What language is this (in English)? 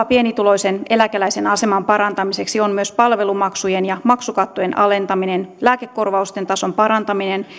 Finnish